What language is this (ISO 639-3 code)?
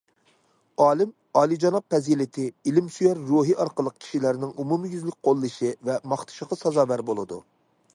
uig